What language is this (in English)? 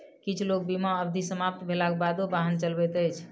Maithili